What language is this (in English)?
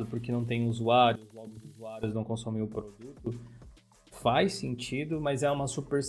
Portuguese